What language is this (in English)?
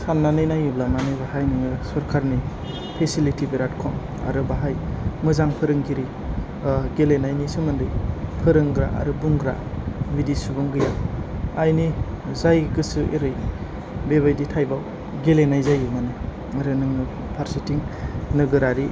Bodo